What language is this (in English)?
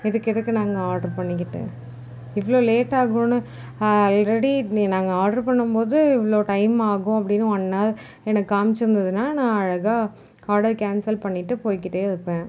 Tamil